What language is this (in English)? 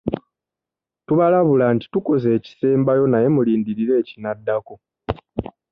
Ganda